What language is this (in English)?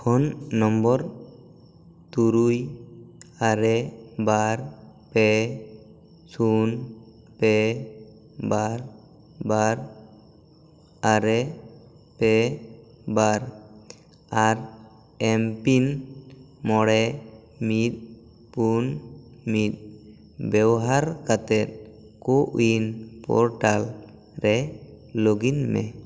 Santali